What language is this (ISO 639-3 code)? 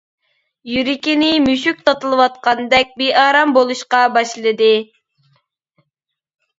uig